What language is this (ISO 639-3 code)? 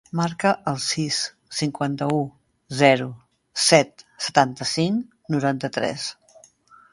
cat